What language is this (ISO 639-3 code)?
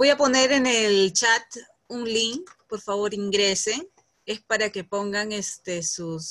spa